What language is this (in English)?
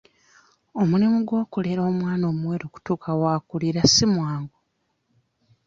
Ganda